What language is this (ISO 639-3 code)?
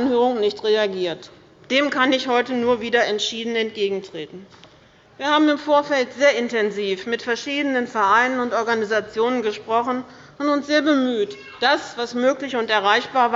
deu